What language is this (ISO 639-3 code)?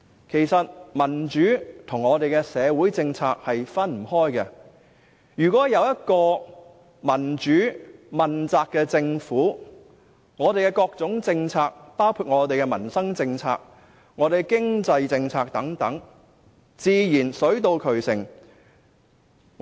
yue